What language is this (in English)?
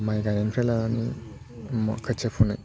Bodo